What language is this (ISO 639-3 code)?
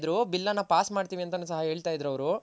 kan